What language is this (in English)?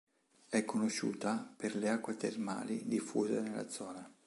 Italian